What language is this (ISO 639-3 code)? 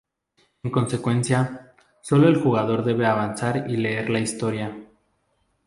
spa